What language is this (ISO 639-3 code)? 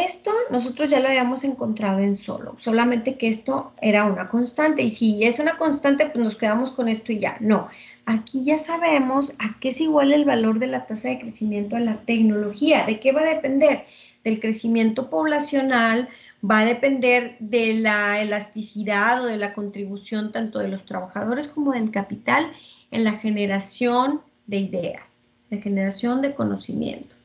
spa